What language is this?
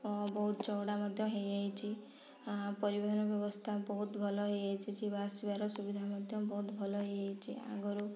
Odia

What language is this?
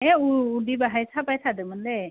Bodo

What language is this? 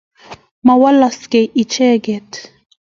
Kalenjin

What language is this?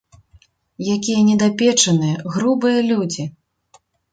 Belarusian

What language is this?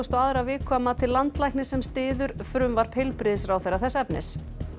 Icelandic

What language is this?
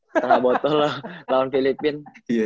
Indonesian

